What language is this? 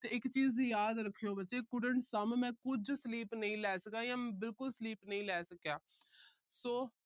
Punjabi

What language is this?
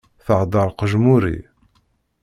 Kabyle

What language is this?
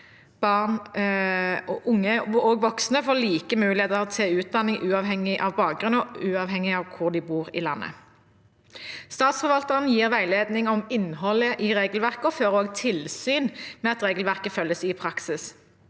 Norwegian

